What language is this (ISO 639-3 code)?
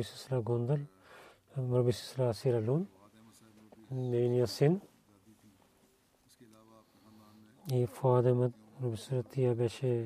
bul